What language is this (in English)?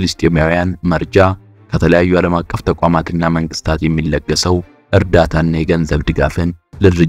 Arabic